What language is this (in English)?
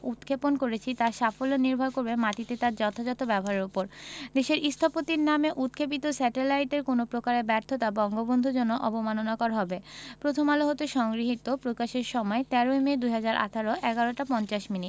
Bangla